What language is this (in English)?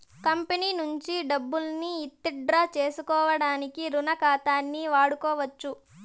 Telugu